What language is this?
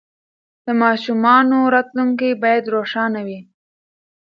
Pashto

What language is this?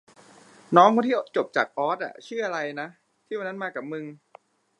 Thai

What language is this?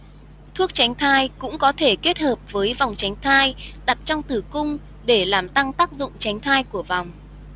Vietnamese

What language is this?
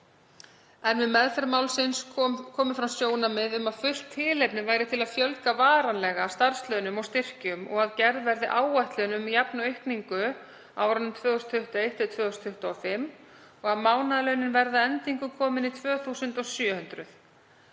Icelandic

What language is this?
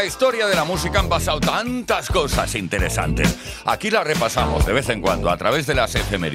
Spanish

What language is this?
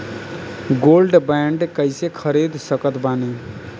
Bhojpuri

